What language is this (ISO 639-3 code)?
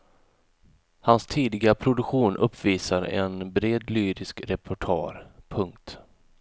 swe